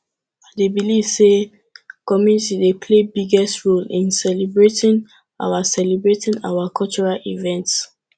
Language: Nigerian Pidgin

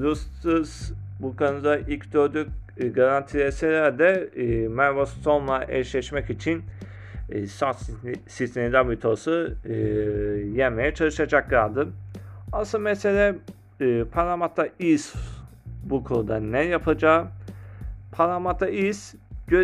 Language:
Turkish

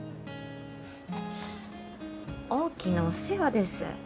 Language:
Japanese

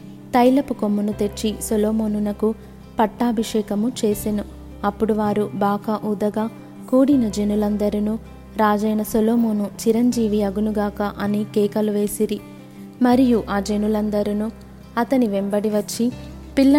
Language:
Telugu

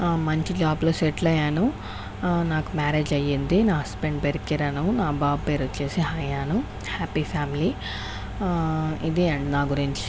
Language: Telugu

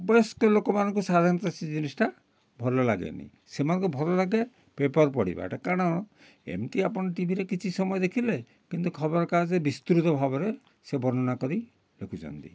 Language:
Odia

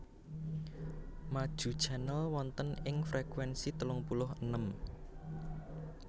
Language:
Javanese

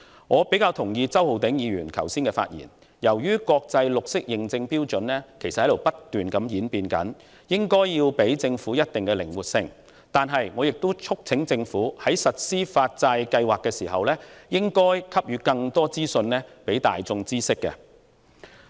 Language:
Cantonese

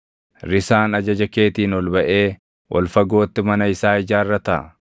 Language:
Oromo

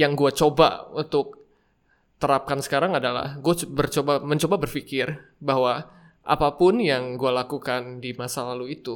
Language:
Indonesian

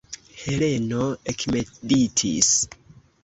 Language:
Esperanto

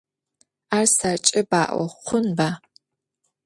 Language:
Adyghe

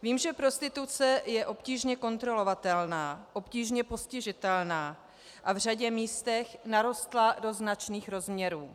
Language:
Czech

